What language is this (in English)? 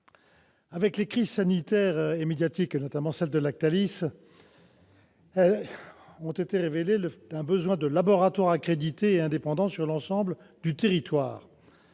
French